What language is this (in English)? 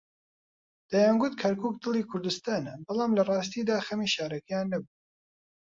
Central Kurdish